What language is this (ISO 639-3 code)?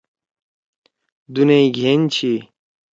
trw